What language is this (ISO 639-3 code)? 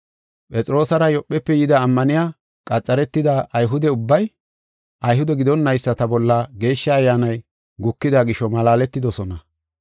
gof